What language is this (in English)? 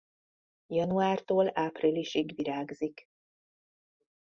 Hungarian